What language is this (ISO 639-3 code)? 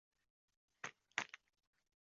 zho